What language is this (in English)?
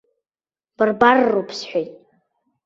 Abkhazian